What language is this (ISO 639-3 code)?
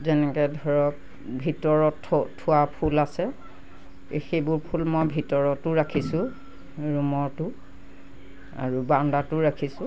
asm